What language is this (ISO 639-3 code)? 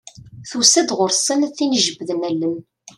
kab